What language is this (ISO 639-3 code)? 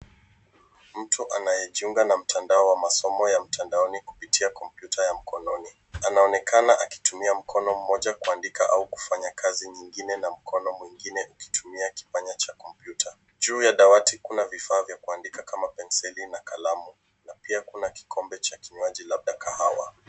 swa